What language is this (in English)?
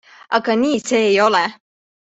Estonian